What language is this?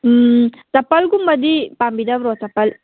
Manipuri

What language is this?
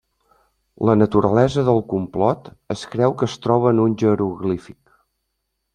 Catalan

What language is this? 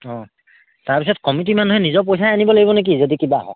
Assamese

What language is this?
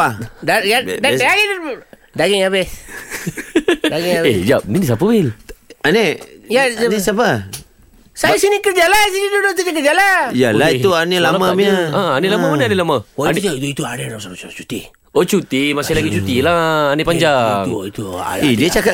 Malay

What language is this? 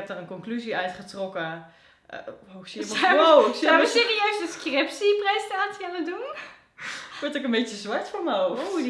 Dutch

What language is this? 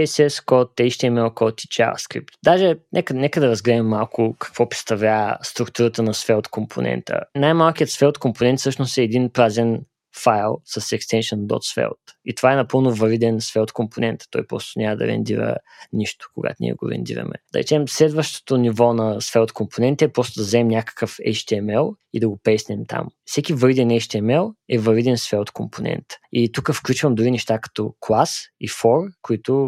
Bulgarian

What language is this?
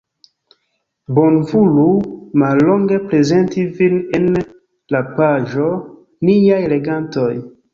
Esperanto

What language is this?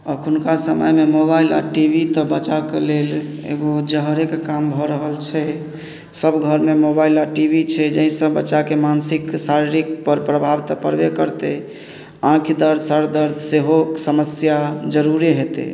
Maithili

